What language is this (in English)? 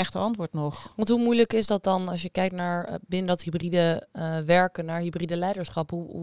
Dutch